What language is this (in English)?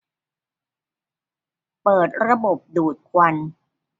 Thai